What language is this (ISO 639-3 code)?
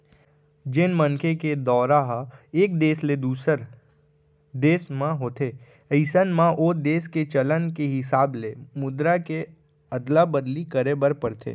hne